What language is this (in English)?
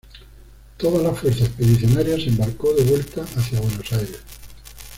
Spanish